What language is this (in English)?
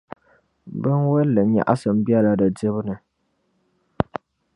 Dagbani